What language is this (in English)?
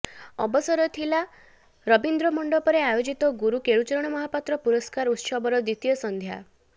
Odia